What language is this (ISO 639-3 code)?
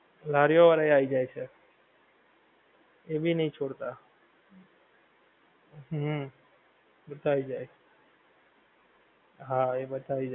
guj